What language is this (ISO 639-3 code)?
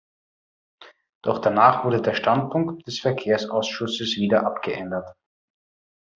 deu